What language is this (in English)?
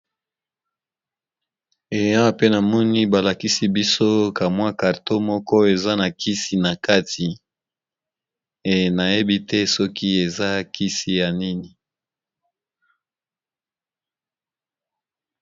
Lingala